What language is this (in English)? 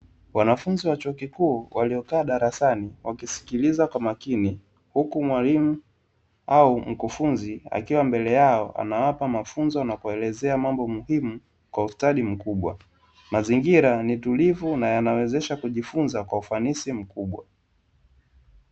Swahili